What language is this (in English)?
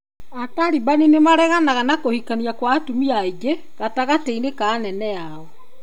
Kikuyu